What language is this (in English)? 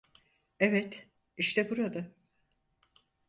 Turkish